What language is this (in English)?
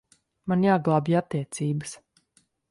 Latvian